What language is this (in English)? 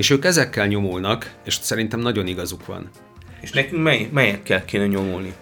Hungarian